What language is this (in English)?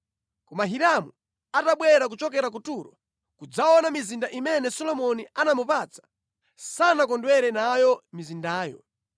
Nyanja